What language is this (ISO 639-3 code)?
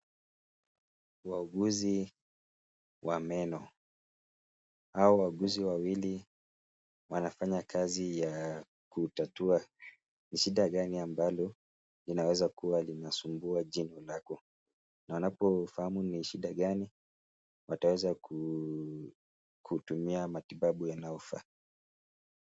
swa